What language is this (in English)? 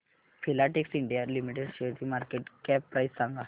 Marathi